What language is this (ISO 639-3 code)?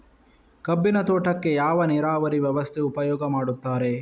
kan